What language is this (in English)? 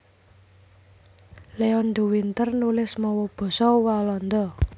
Javanese